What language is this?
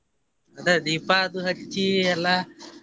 Kannada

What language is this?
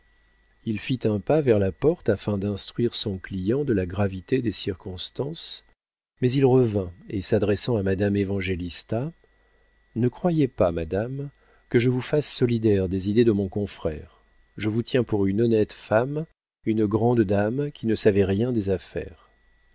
French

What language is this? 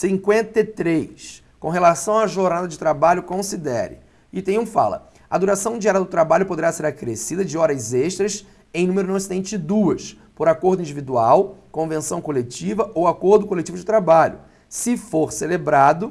Portuguese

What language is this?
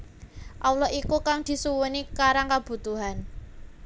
Javanese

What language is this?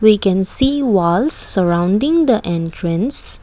English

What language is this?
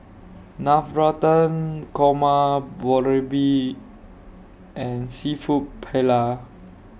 English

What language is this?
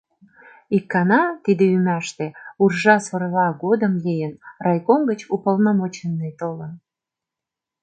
Mari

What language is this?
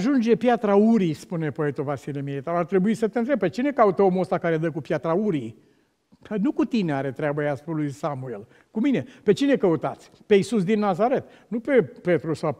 Romanian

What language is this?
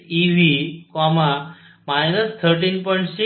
Marathi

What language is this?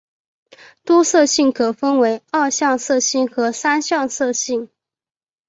Chinese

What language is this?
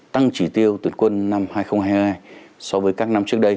Vietnamese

